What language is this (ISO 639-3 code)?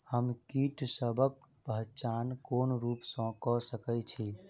mai